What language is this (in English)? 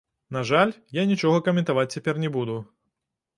Belarusian